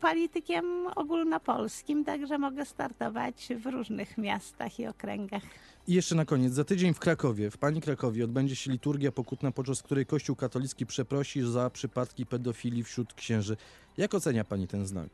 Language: Polish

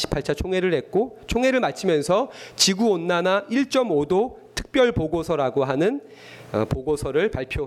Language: Korean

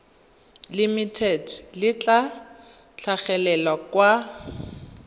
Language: Tswana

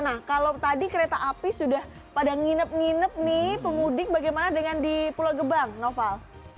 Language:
Indonesian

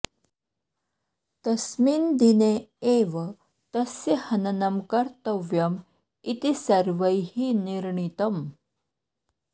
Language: Sanskrit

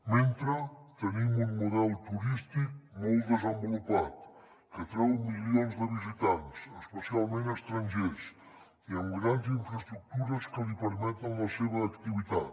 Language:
Catalan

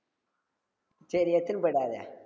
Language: Tamil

